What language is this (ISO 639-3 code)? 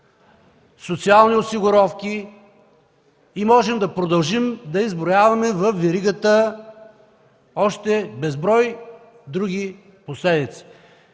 bul